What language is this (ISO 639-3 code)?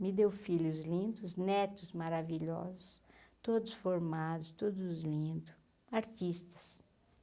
por